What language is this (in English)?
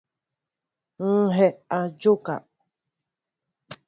Mbo (Cameroon)